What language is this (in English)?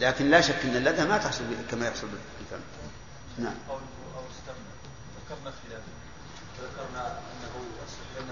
Arabic